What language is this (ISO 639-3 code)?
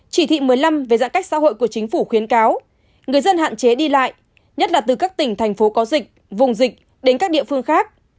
vie